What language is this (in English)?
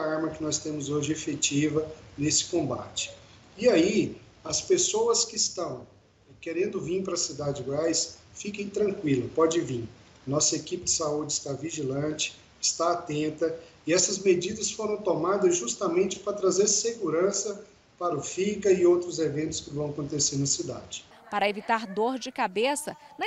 Portuguese